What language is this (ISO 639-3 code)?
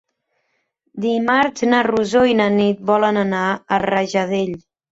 cat